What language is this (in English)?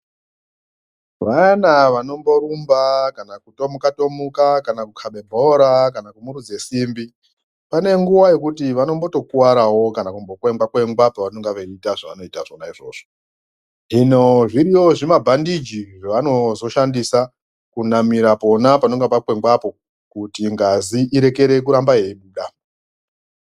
Ndau